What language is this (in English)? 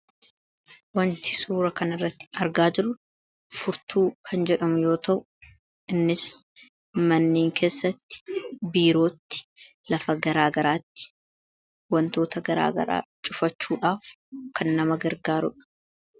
Oromo